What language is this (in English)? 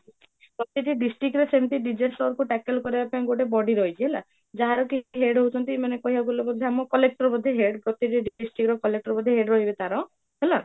Odia